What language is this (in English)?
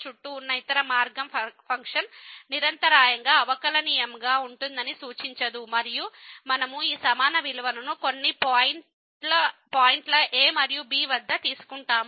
Telugu